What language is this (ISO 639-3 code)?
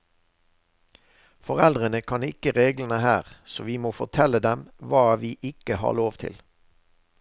nor